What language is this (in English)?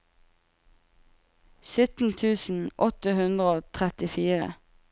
Norwegian